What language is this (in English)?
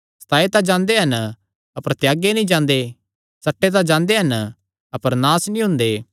Kangri